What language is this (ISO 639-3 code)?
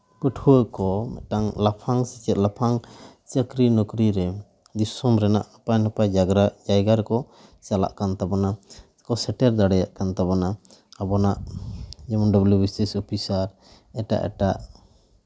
sat